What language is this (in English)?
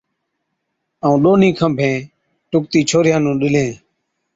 Od